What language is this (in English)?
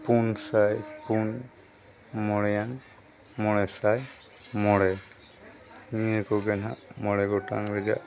Santali